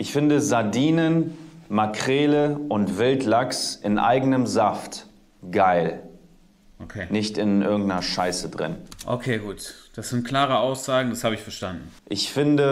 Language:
German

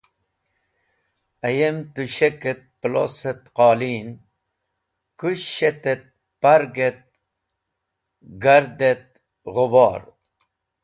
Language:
Wakhi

